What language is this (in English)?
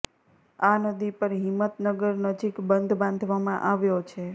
Gujarati